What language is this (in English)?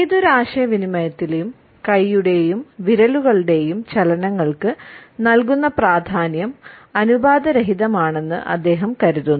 Malayalam